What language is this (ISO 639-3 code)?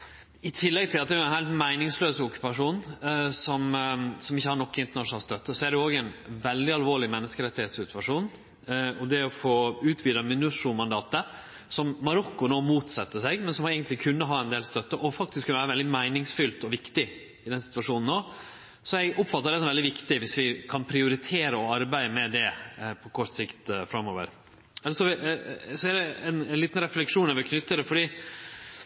nno